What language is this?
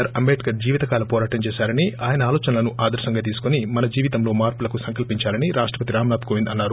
Telugu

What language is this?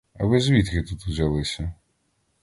Ukrainian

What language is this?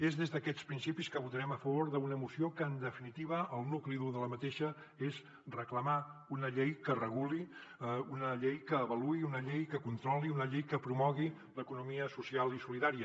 Catalan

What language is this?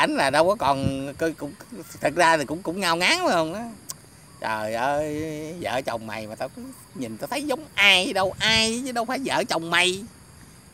Vietnamese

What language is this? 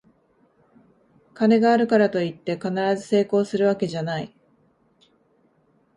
Japanese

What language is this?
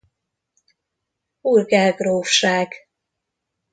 Hungarian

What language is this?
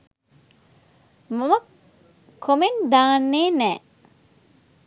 Sinhala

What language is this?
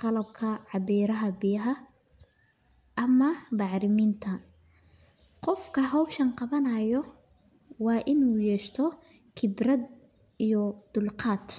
Somali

